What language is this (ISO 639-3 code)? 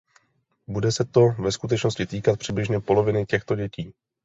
ces